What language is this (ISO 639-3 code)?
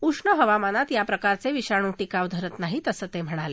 mar